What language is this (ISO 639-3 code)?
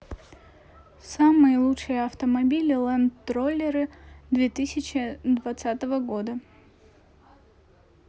rus